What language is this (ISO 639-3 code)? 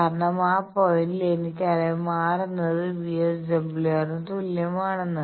mal